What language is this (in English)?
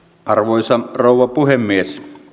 Finnish